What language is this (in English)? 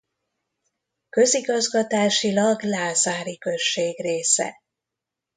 Hungarian